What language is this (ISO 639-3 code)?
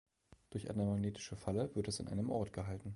deu